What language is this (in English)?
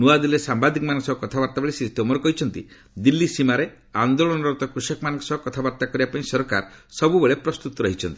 Odia